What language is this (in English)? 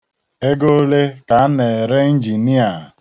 Igbo